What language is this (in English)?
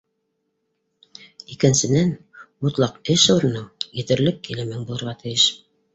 Bashkir